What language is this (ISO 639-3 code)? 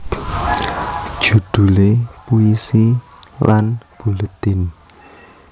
jav